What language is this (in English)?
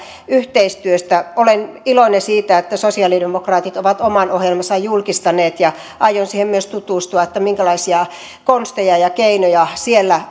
Finnish